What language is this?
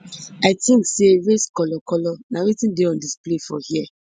Nigerian Pidgin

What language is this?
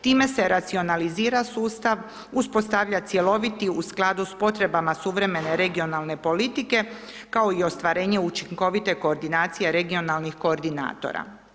Croatian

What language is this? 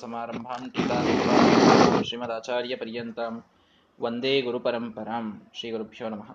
Kannada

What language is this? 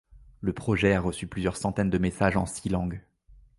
French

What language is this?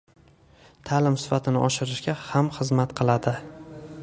Uzbek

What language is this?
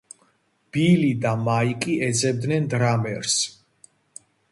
Georgian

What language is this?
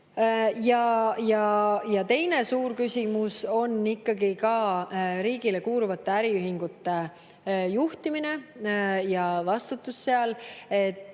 Estonian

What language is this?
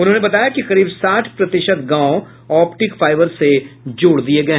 Hindi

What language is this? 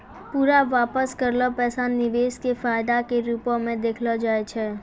Maithili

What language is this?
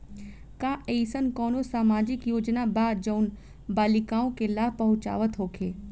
Bhojpuri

